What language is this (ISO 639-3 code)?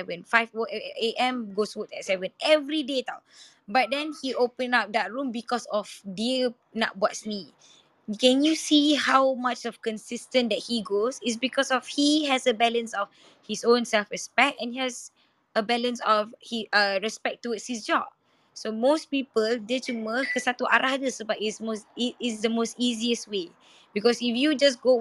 msa